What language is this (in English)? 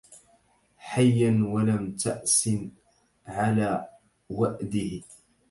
Arabic